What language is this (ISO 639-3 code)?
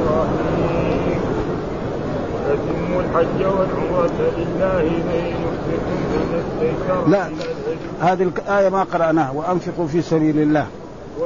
ara